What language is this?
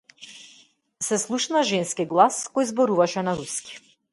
Macedonian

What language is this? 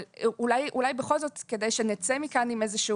Hebrew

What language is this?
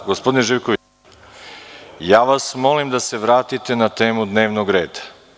Serbian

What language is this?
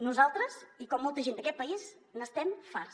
Catalan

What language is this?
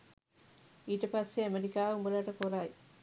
Sinhala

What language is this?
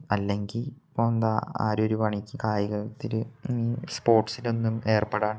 Malayalam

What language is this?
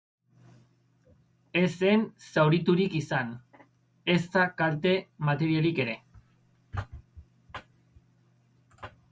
Basque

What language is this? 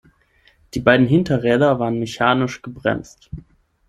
German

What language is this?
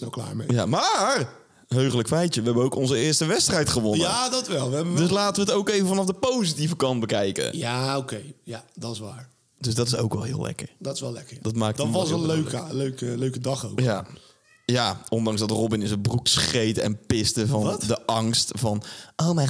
Dutch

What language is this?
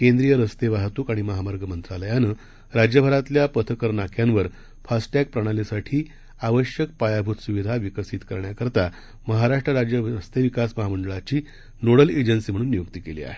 Marathi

